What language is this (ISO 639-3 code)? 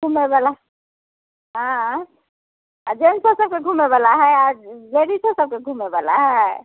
mai